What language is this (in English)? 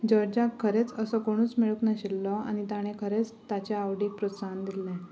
Konkani